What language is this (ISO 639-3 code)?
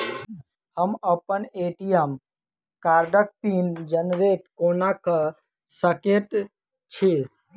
mai